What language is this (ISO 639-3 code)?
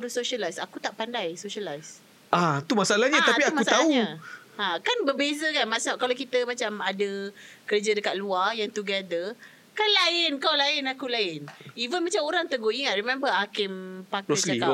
msa